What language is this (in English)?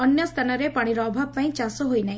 Odia